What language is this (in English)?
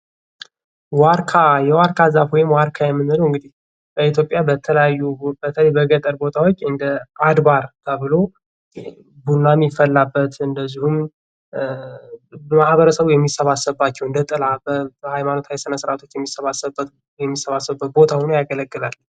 Amharic